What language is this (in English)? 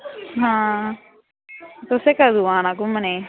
Dogri